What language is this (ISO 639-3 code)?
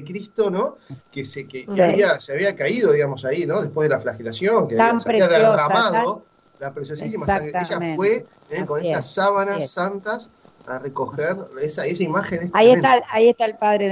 spa